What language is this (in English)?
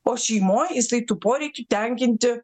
Lithuanian